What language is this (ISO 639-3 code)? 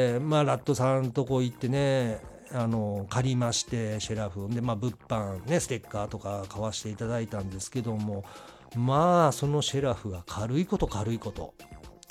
jpn